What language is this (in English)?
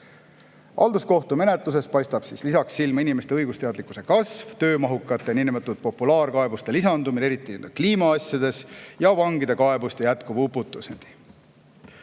Estonian